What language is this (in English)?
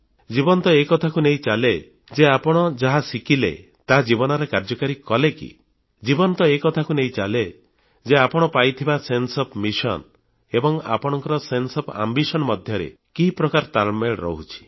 Odia